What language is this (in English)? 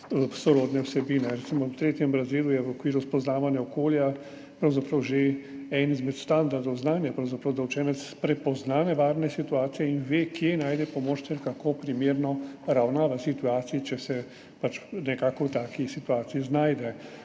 Slovenian